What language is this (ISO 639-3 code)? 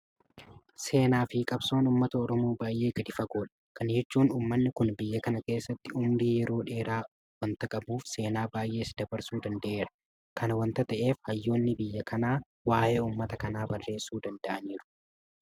orm